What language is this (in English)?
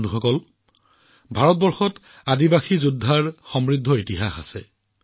Assamese